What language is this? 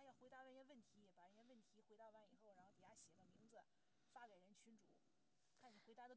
Chinese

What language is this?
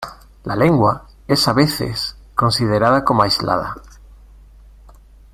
Spanish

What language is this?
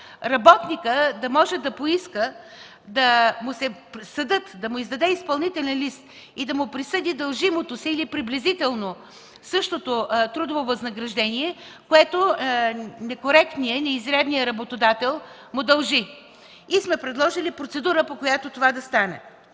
Bulgarian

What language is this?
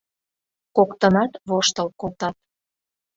Mari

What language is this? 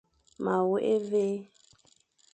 Fang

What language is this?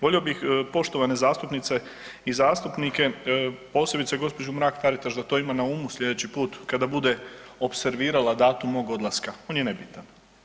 Croatian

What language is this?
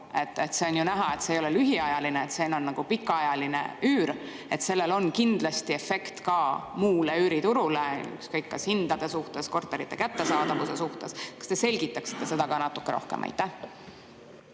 Estonian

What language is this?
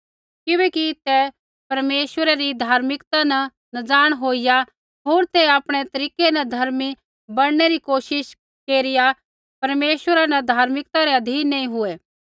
Kullu Pahari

